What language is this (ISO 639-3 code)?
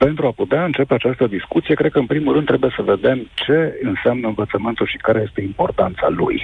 ron